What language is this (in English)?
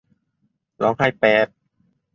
Thai